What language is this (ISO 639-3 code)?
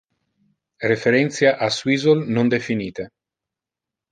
ina